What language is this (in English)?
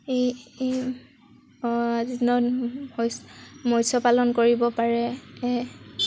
Assamese